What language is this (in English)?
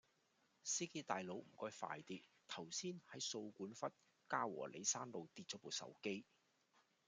Cantonese